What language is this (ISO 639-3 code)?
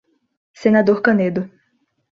por